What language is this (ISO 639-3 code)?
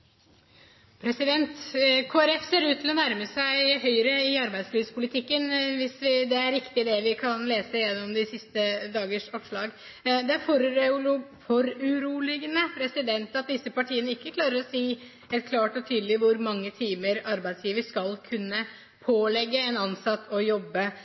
nob